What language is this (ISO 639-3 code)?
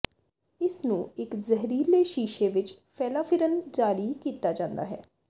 pan